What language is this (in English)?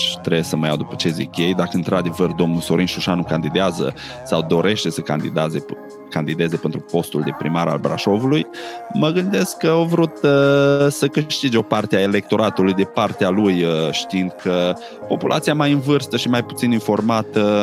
Romanian